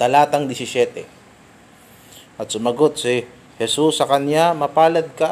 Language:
Filipino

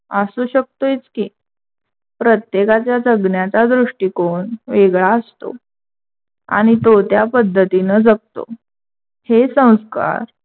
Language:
Marathi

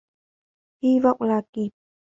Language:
Vietnamese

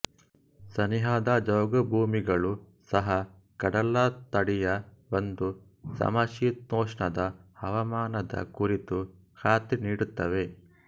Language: Kannada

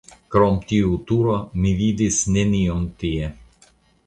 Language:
Esperanto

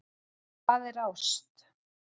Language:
Icelandic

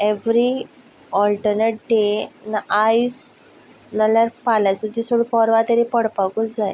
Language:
Konkani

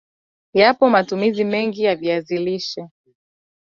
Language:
Swahili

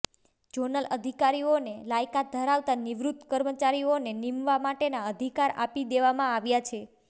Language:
Gujarati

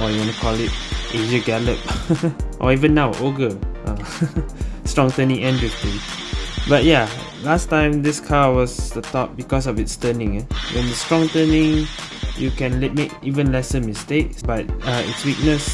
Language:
English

